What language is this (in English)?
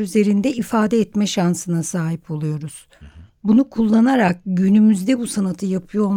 Turkish